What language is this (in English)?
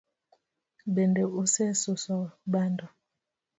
Luo (Kenya and Tanzania)